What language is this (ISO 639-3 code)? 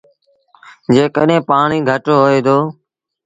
sbn